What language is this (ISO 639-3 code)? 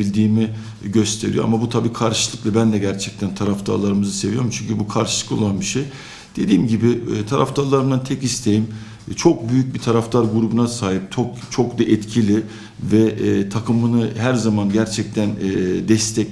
tur